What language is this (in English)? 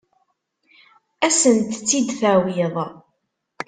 Kabyle